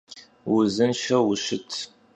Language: Kabardian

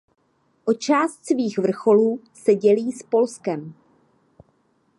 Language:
Czech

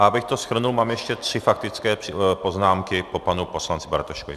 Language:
Czech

